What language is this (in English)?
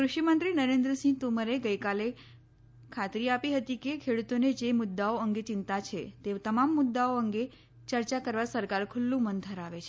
Gujarati